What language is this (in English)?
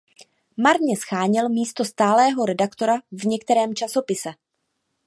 Czech